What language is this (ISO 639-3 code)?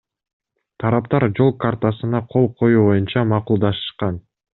kir